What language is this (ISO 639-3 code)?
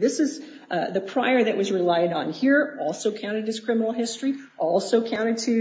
eng